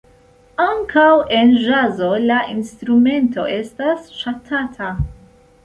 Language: Esperanto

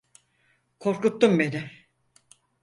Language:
Turkish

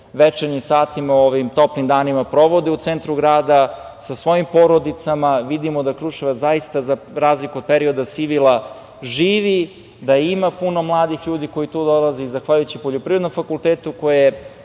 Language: Serbian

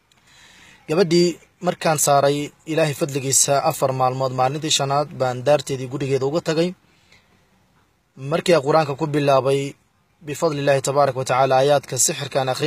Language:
Arabic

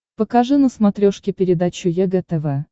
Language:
Russian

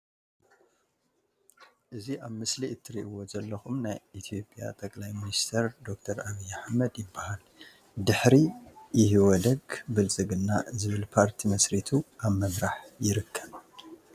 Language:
Tigrinya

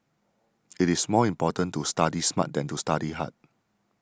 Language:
English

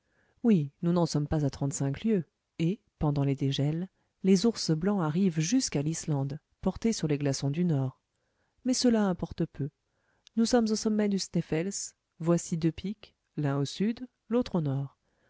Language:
French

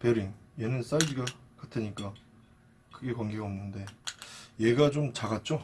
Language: Korean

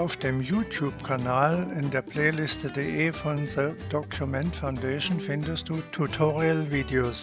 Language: German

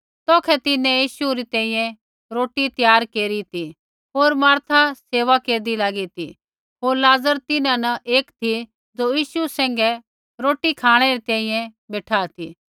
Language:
Kullu Pahari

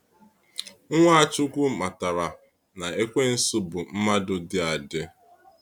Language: Igbo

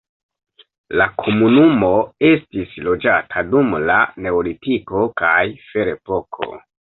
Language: Esperanto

